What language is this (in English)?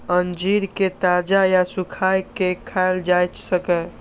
Maithili